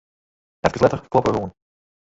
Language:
Western Frisian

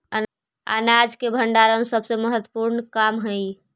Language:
Magahi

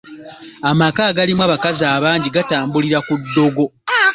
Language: Ganda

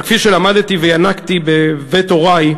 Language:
Hebrew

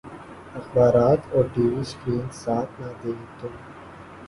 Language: Urdu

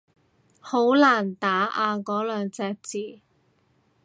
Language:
Cantonese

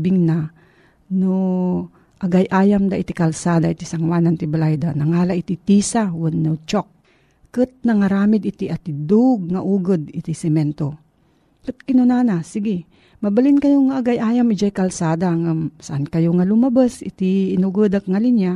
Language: Filipino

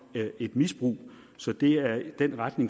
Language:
Danish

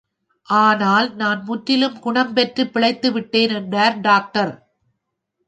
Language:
Tamil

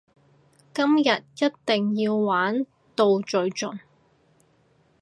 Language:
Cantonese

